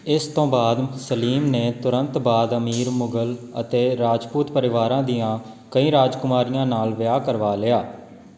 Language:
Punjabi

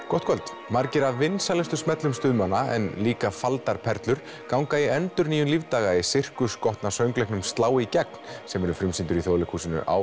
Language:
Icelandic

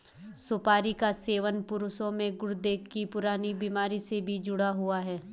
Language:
Hindi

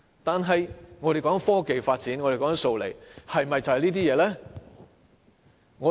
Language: Cantonese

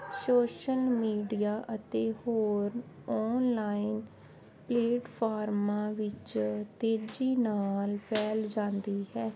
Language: Punjabi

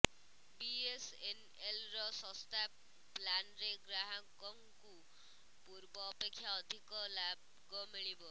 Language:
Odia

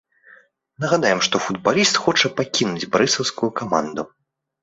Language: Belarusian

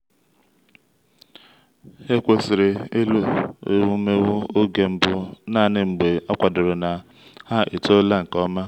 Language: Igbo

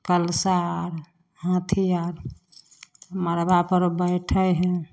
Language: Maithili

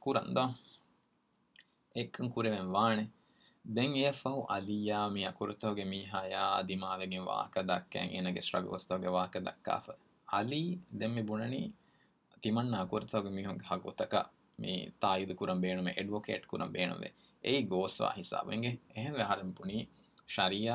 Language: Urdu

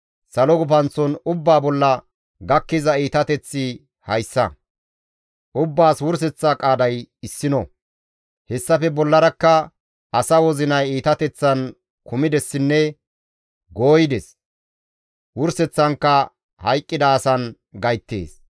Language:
Gamo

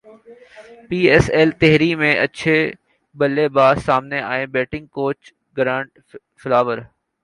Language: Urdu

